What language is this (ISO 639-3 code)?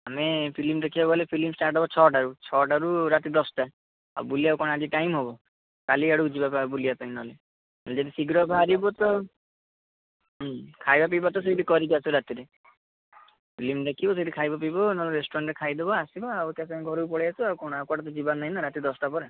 ori